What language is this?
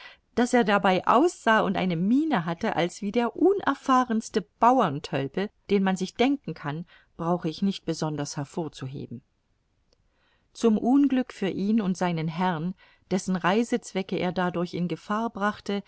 German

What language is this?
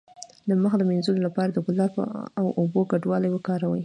Pashto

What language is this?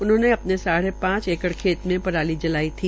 Hindi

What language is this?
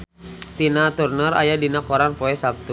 Sundanese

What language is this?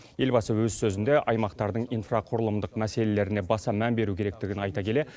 Kazakh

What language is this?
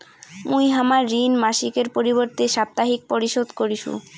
Bangla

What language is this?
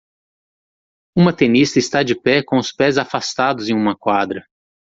Portuguese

